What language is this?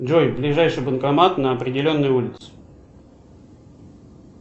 Russian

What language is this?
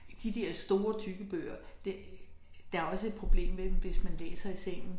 Danish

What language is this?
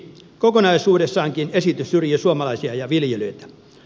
Finnish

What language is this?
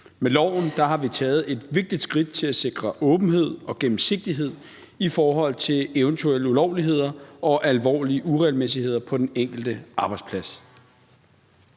Danish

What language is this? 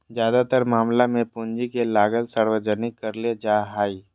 Magahi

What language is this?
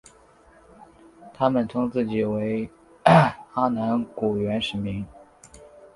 Chinese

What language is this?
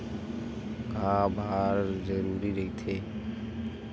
Chhattisgarhi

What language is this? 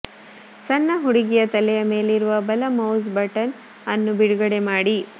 Kannada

